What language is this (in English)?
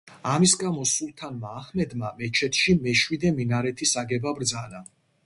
Georgian